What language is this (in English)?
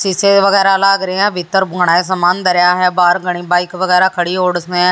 Hindi